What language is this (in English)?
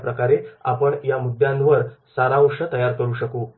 Marathi